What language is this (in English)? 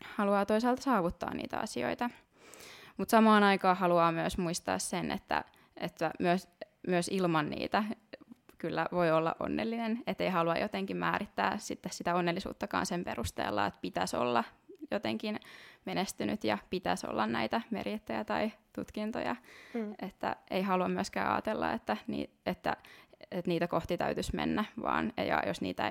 Finnish